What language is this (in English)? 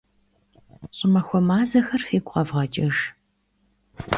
Kabardian